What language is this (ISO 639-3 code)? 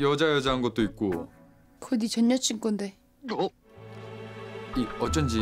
kor